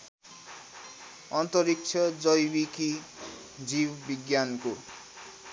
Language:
Nepali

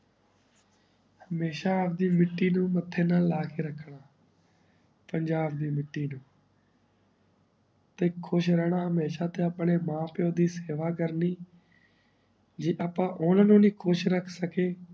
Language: Punjabi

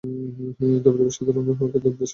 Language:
Bangla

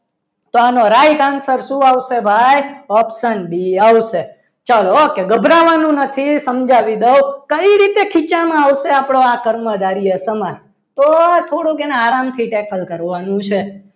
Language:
Gujarati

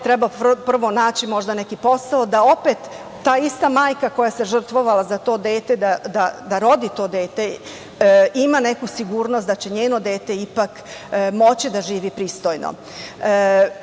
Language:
Serbian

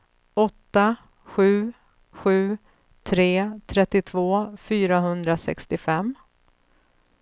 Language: Swedish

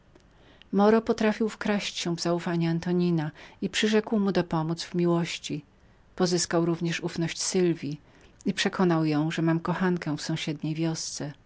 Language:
Polish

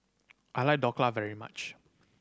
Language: English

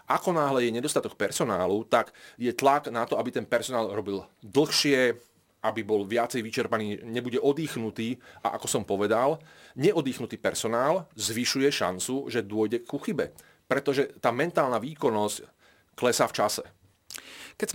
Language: Slovak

